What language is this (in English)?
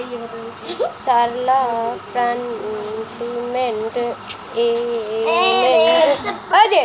Bangla